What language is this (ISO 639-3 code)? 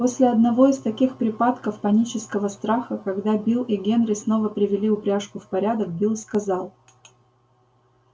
rus